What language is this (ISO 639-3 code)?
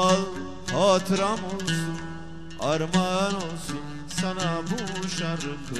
tur